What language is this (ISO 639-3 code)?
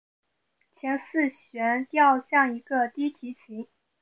zho